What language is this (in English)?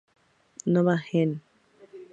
Spanish